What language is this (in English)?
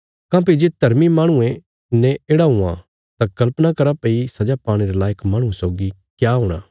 Bilaspuri